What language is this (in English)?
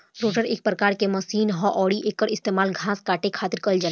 Bhojpuri